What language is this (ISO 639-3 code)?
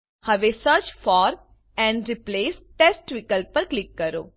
guj